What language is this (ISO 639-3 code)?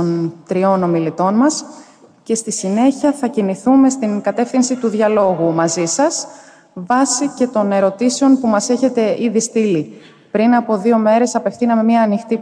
ell